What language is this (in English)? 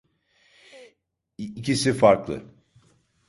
Turkish